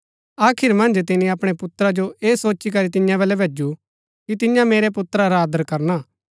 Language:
Gaddi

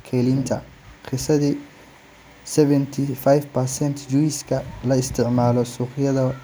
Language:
Somali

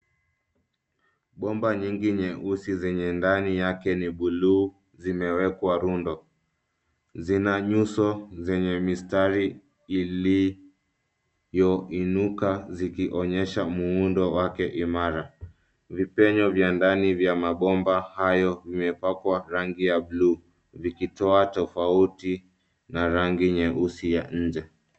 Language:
Swahili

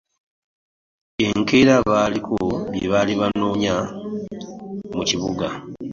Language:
Ganda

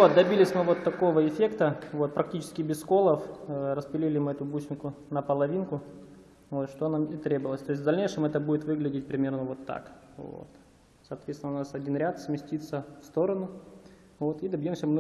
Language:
Russian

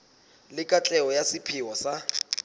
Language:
Southern Sotho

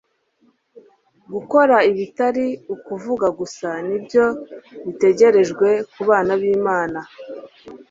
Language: Kinyarwanda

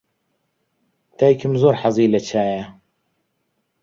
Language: Central Kurdish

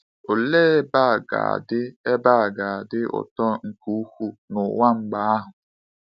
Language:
Igbo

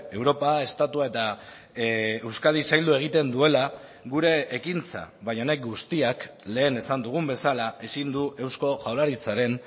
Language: Basque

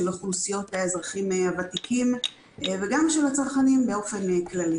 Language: Hebrew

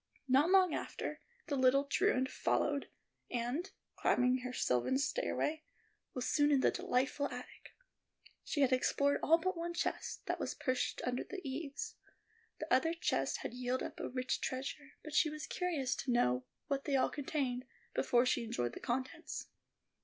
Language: English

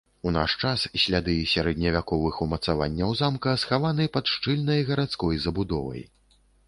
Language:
Belarusian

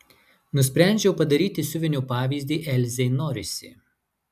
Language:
Lithuanian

